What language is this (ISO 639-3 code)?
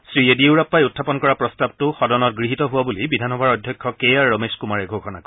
asm